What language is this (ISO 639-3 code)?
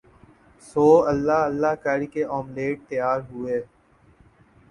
urd